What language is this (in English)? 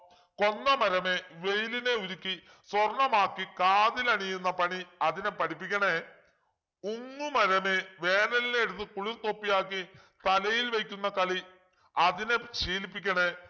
Malayalam